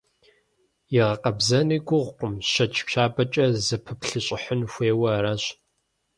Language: Kabardian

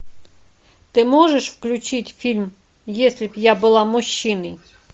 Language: Russian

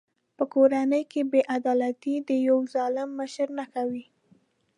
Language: Pashto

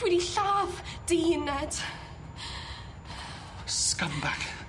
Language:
Welsh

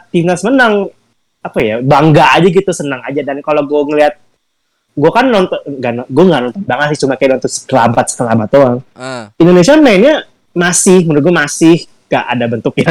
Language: Indonesian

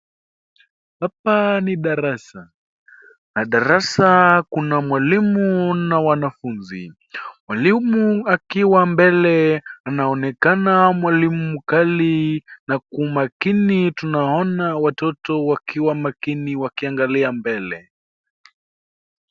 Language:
Swahili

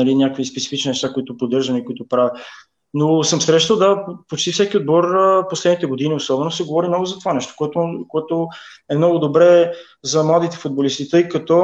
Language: Bulgarian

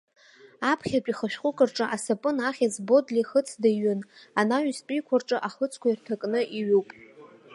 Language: Abkhazian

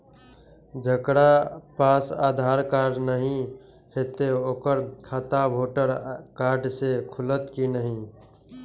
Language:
Maithili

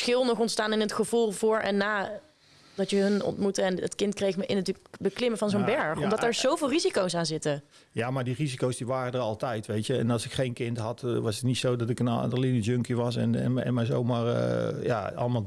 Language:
Dutch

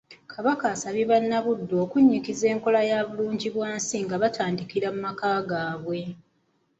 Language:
Ganda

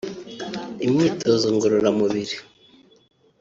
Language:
Kinyarwanda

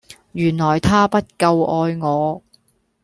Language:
Cantonese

